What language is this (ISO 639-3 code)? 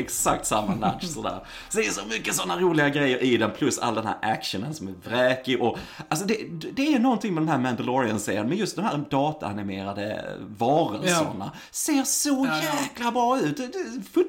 swe